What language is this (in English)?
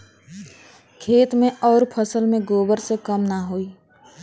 Bhojpuri